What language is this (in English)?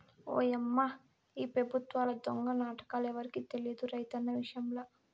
Telugu